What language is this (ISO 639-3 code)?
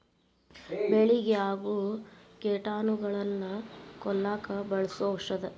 kan